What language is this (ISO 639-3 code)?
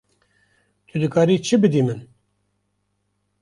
kur